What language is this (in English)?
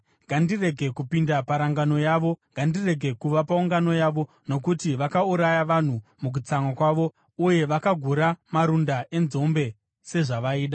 Shona